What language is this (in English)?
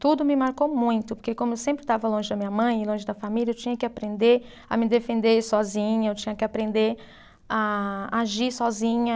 Portuguese